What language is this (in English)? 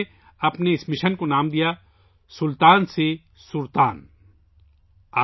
Urdu